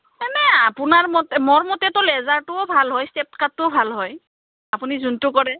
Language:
Assamese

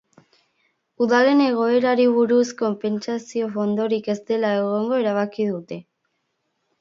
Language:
Basque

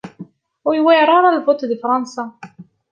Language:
Kabyle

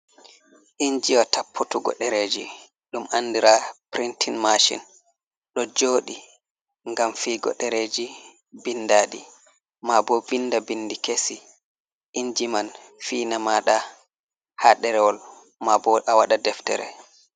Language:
Fula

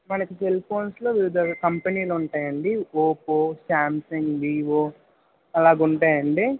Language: Telugu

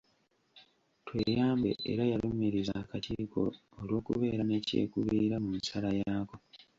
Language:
Ganda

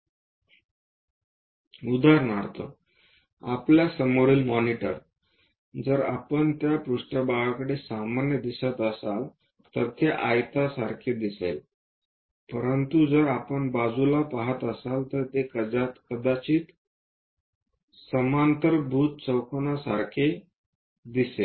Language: Marathi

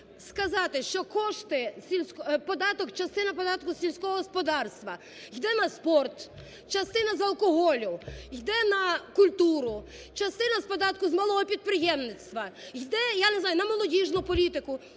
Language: Ukrainian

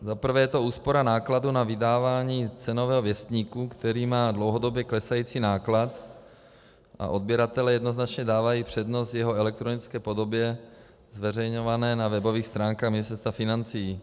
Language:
Czech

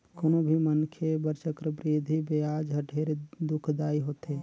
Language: Chhattisgarhi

